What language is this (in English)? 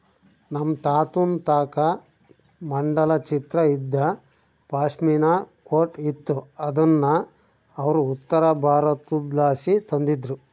Kannada